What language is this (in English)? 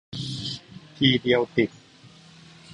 Thai